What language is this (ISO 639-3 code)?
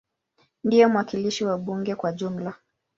swa